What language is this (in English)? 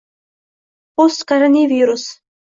Uzbek